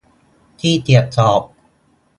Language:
Thai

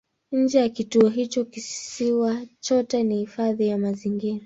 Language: Swahili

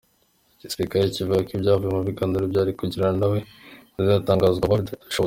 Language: Kinyarwanda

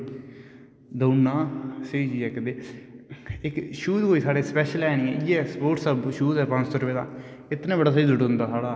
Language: Dogri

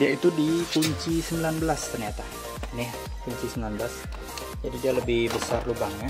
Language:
Indonesian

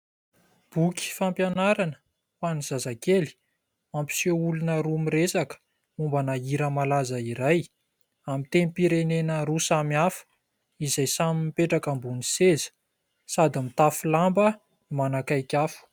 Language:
Malagasy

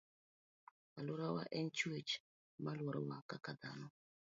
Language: Luo (Kenya and Tanzania)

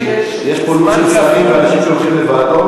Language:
Hebrew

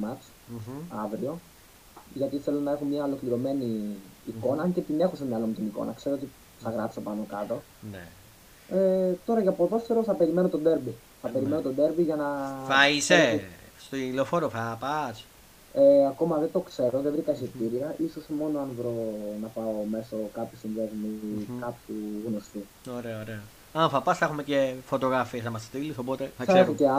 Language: Greek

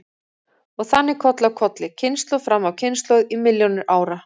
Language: Icelandic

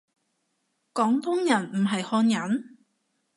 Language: Cantonese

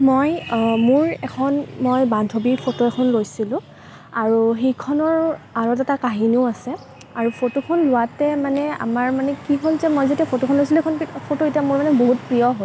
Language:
Assamese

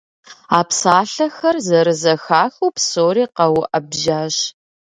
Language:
Kabardian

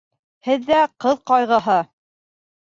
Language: Bashkir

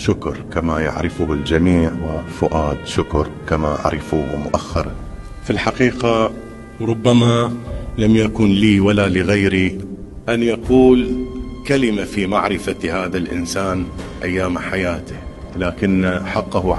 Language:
Arabic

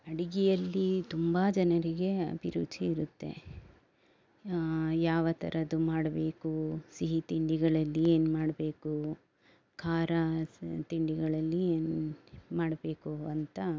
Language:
Kannada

